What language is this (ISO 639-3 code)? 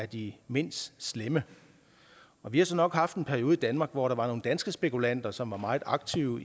dan